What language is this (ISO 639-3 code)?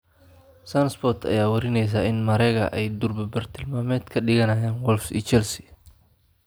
som